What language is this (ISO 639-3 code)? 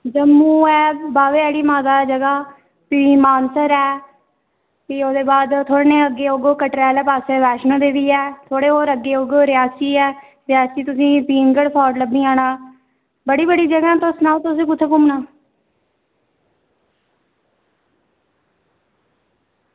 doi